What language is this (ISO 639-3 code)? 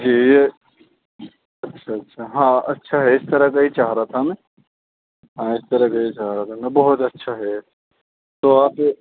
urd